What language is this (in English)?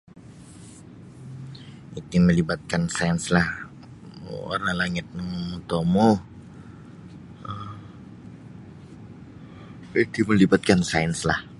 Sabah Bisaya